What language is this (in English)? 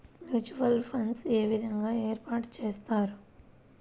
Telugu